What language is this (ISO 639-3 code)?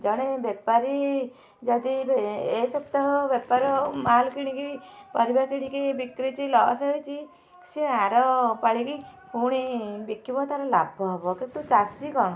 ori